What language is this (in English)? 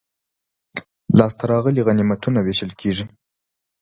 Pashto